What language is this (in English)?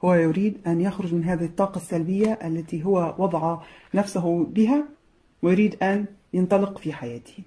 Arabic